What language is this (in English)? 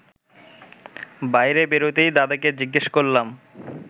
Bangla